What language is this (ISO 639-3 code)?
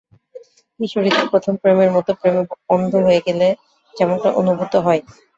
ben